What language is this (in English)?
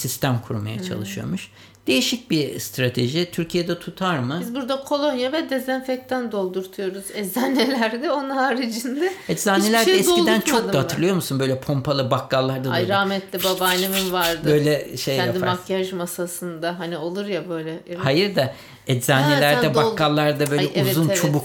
Turkish